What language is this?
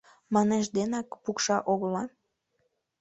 Mari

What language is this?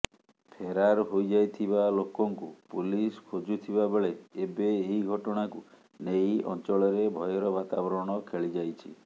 Odia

